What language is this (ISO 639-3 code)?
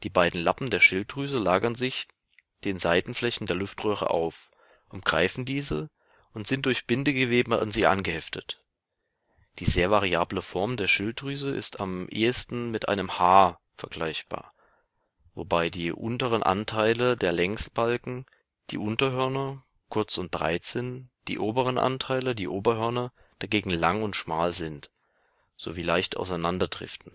deu